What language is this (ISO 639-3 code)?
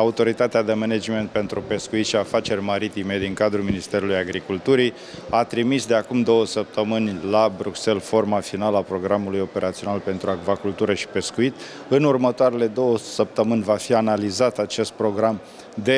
ron